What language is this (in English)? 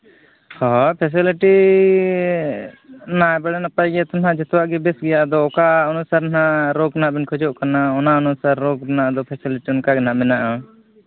Santali